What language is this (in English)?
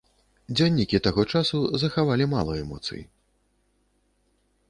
Belarusian